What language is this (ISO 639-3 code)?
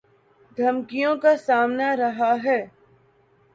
urd